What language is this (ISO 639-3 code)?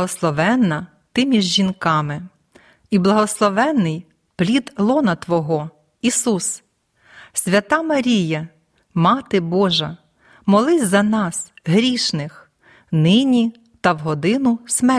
ukr